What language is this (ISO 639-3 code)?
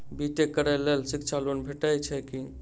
mai